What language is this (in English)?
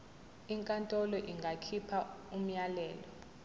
Zulu